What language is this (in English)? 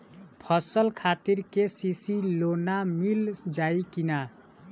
Bhojpuri